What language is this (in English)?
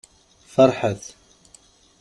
Kabyle